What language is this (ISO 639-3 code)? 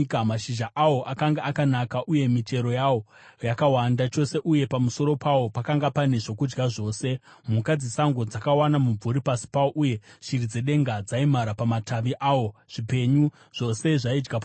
sna